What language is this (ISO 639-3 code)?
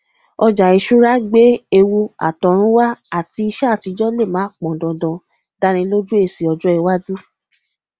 yor